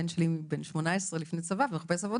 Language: Hebrew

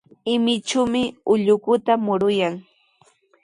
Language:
Sihuas Ancash Quechua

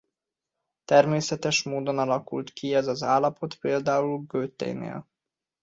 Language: Hungarian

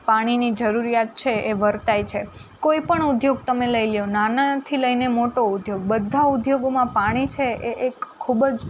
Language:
Gujarati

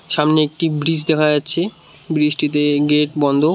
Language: Bangla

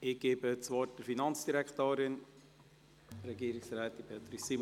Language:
Swiss German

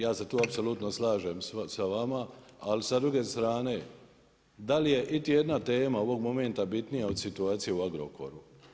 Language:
Croatian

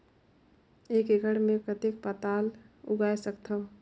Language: Chhattisgarhi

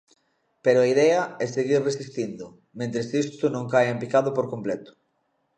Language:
Galician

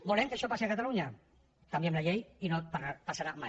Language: Catalan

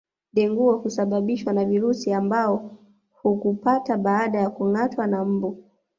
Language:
Swahili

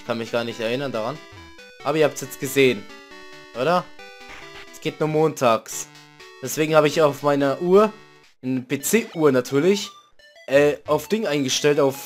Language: German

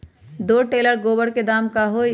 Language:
Magahi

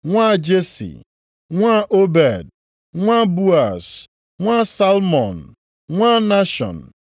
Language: Igbo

